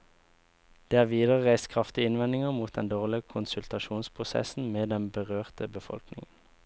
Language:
Norwegian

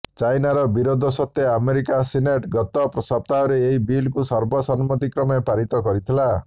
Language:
Odia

